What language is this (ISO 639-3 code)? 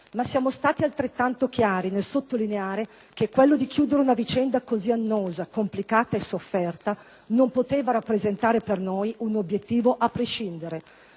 ita